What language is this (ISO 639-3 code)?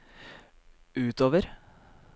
nor